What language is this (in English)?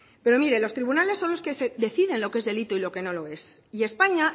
Spanish